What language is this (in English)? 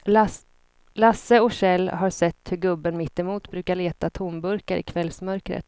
Swedish